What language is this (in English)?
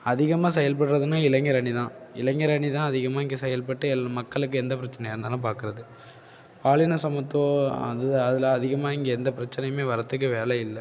Tamil